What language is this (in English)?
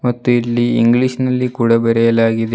Kannada